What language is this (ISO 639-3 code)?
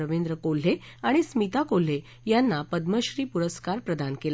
mar